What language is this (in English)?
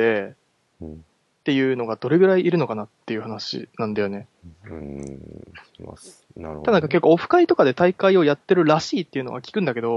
Japanese